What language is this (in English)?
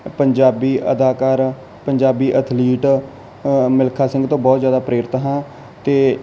Punjabi